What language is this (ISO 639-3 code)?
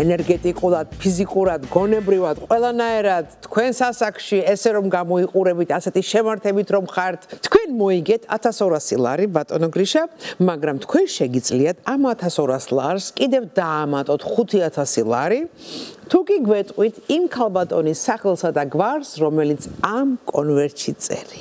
tur